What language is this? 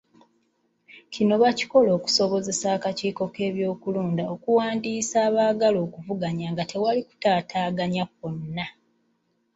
Ganda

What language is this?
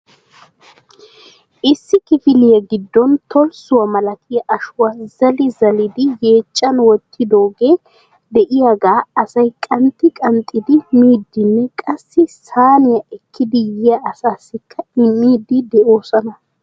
Wolaytta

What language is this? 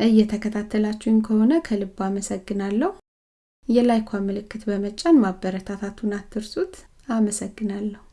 Amharic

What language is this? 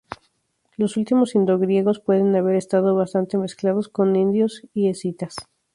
Spanish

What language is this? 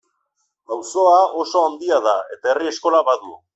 Basque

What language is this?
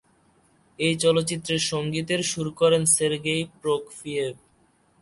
Bangla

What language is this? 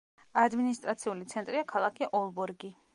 Georgian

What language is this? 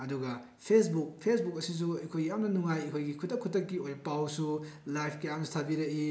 Manipuri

